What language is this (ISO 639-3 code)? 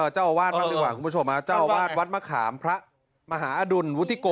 tha